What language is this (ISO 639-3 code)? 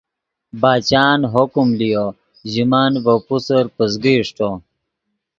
ydg